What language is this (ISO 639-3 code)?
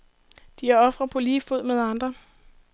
dan